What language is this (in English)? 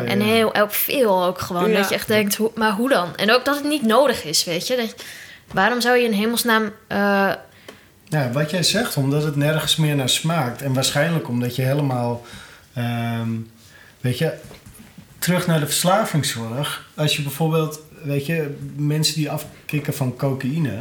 Dutch